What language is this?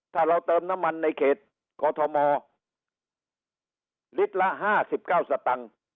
Thai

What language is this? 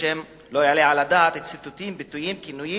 Hebrew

